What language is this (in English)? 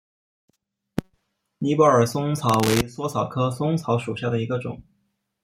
Chinese